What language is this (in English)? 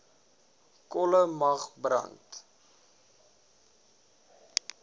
Afrikaans